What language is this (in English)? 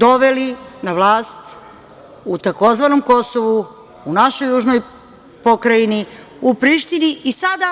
Serbian